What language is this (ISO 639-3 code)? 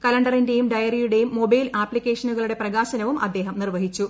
mal